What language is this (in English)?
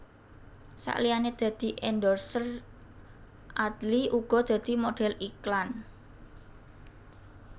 Javanese